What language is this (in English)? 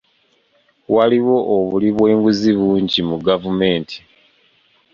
Ganda